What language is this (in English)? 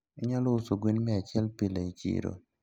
Luo (Kenya and Tanzania)